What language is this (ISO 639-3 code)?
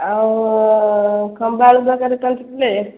ori